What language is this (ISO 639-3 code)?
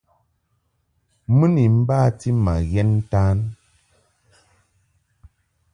mhk